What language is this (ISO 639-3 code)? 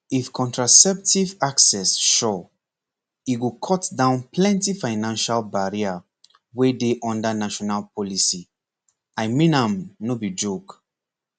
pcm